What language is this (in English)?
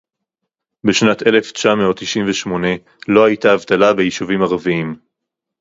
Hebrew